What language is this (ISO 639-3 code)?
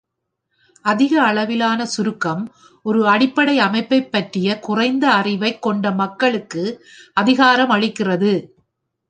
tam